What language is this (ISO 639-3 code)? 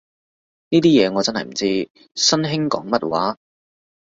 yue